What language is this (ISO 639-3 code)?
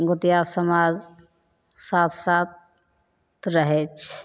mai